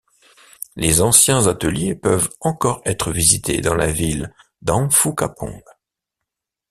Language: French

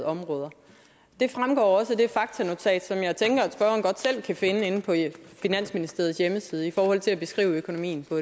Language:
Danish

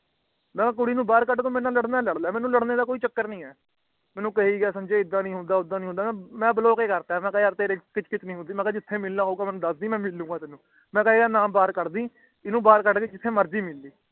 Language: Punjabi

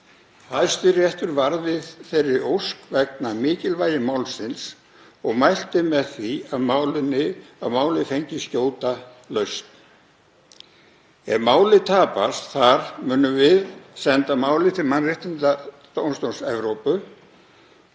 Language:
Icelandic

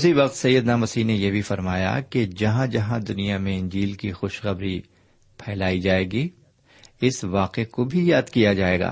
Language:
Urdu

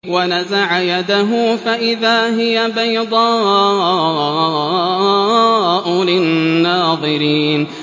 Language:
Arabic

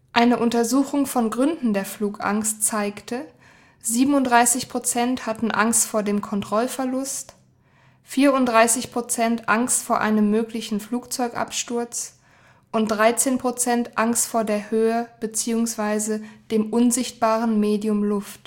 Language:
German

